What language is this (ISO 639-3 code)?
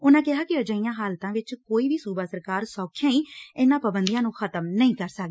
pan